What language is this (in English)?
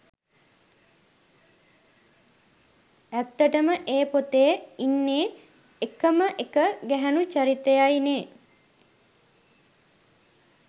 Sinhala